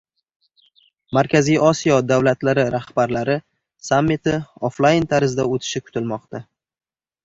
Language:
Uzbek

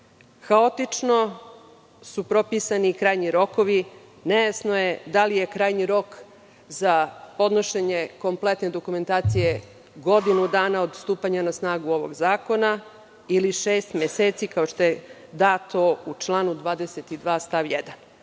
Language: Serbian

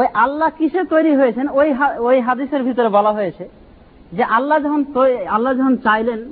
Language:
Bangla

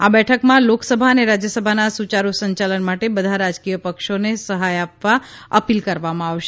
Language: Gujarati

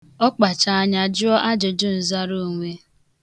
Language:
Igbo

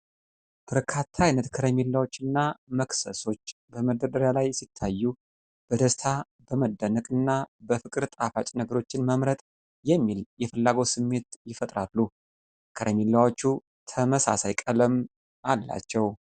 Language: Amharic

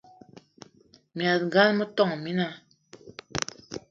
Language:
Eton (Cameroon)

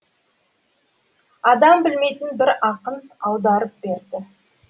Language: Kazakh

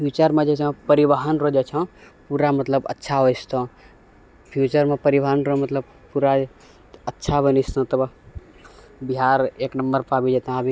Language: Maithili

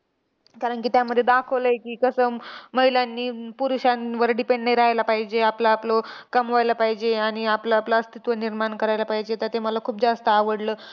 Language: Marathi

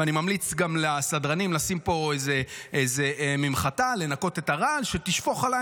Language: Hebrew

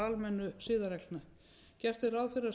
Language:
Icelandic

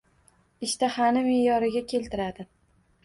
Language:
Uzbek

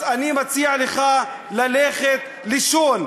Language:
Hebrew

